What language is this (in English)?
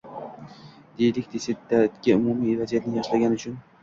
Uzbek